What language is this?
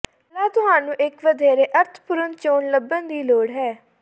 Punjabi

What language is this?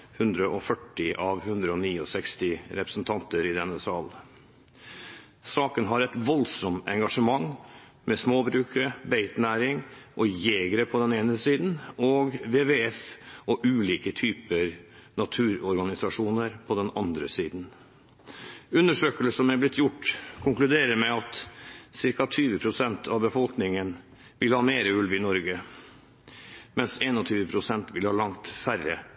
Norwegian Bokmål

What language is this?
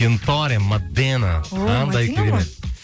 Kazakh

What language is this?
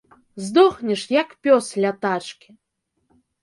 Belarusian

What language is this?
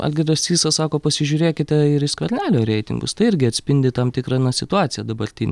Lithuanian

